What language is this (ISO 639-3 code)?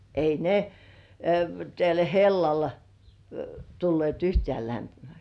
fin